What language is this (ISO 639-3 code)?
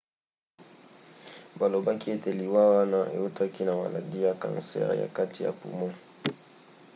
lin